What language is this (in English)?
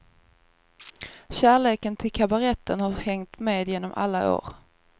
Swedish